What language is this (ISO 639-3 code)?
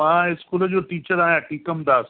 snd